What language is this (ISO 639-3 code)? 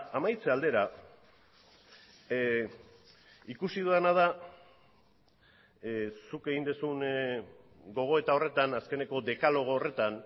eus